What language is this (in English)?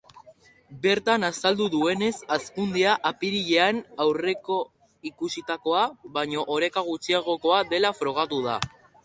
Basque